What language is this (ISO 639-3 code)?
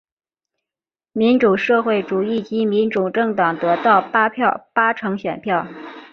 zho